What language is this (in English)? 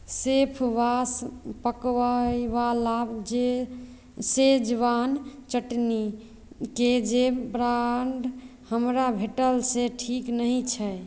Maithili